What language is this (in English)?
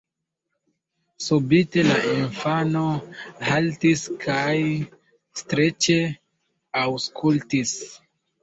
Esperanto